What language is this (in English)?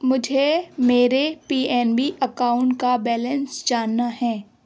Urdu